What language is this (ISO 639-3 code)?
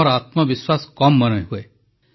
ori